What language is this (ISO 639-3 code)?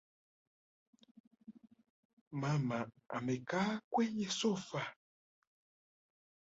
swa